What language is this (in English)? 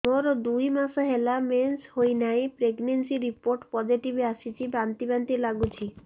Odia